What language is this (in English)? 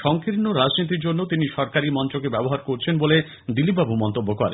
Bangla